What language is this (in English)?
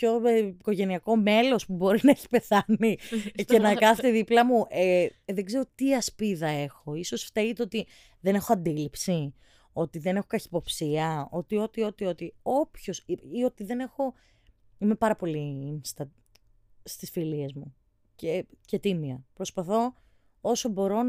Greek